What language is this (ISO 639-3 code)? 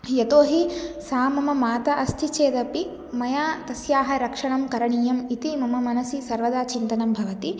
san